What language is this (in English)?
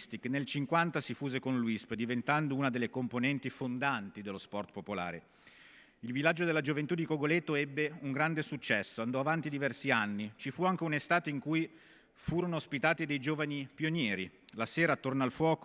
Italian